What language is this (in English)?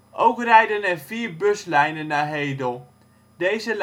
Dutch